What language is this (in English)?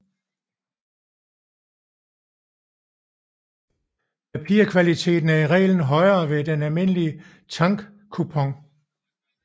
Danish